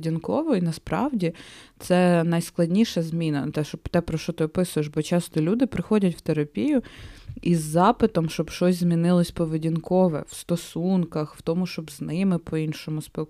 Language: Ukrainian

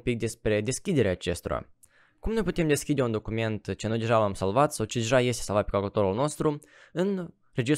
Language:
Romanian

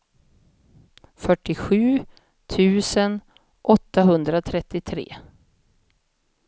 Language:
Swedish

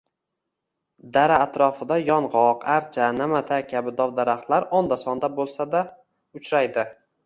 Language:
Uzbek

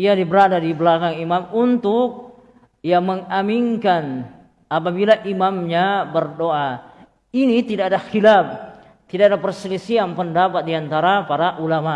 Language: Indonesian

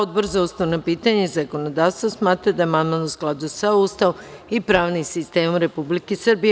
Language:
Serbian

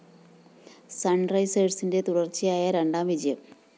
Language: Malayalam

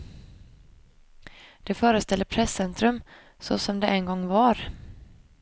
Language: Swedish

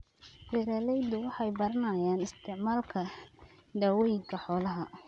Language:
Somali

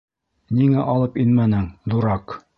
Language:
Bashkir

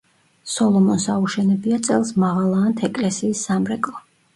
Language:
Georgian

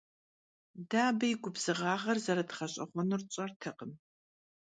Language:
Kabardian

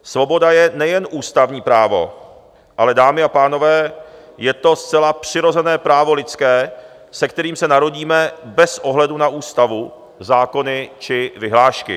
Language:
Czech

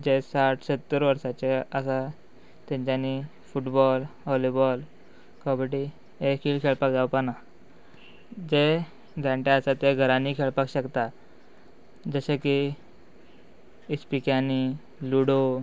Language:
Konkani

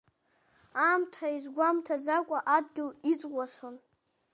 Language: Abkhazian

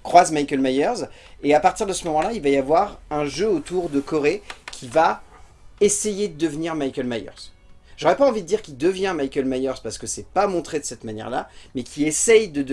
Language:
French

